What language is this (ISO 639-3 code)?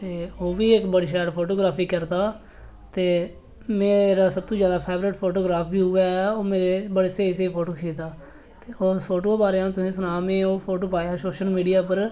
doi